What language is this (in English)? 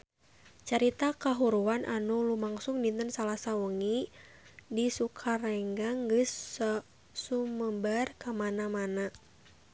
Sundanese